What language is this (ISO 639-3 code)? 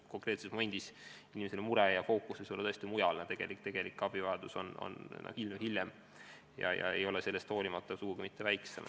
est